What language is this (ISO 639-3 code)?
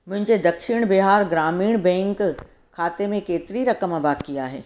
snd